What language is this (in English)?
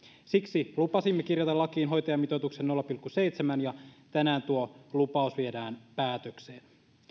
Finnish